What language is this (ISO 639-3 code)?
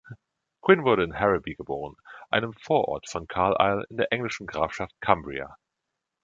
deu